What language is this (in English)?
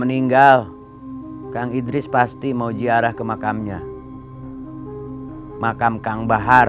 Indonesian